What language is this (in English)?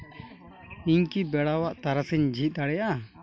Santali